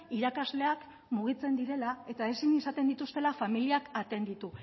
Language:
Basque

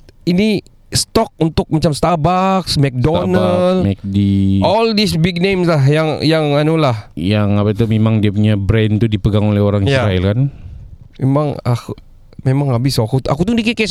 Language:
Malay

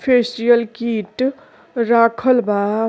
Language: Bhojpuri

